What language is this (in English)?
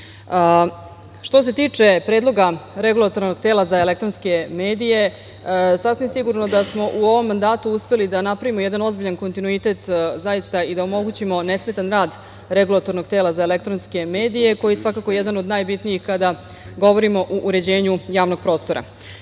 Serbian